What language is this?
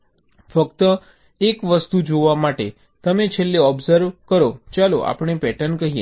Gujarati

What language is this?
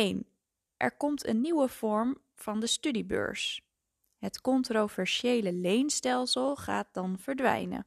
Dutch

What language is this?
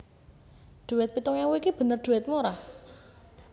Javanese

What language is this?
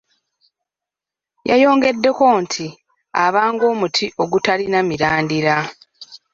Ganda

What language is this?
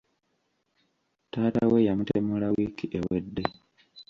Ganda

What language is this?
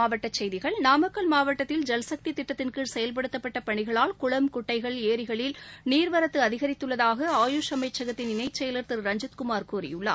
Tamil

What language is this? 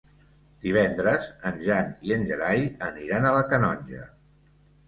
Catalan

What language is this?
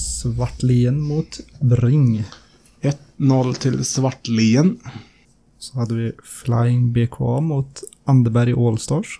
Swedish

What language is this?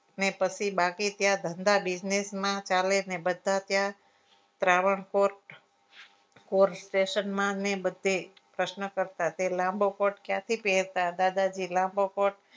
Gujarati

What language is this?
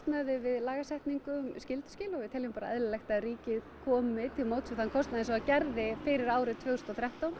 Icelandic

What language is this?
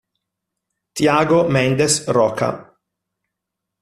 Italian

